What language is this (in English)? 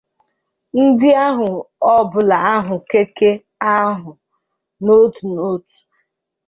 Igbo